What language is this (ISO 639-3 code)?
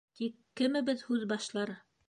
bak